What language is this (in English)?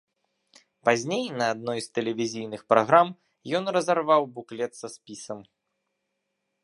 Belarusian